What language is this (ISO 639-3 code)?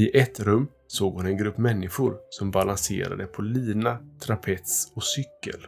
swe